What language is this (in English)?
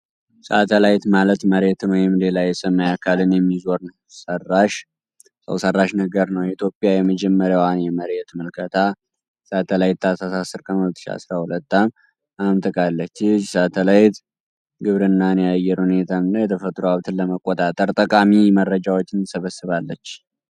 Amharic